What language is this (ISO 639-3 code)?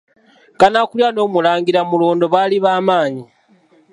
lug